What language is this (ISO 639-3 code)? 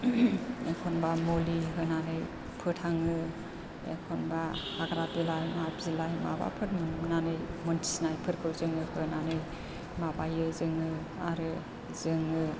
brx